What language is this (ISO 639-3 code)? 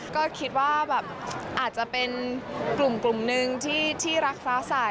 tha